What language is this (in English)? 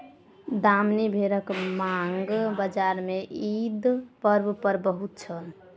Maithili